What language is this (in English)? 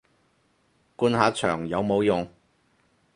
Cantonese